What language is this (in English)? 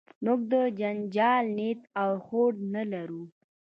Pashto